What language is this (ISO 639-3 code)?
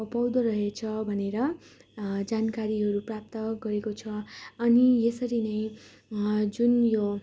nep